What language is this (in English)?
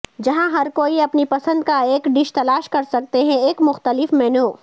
Urdu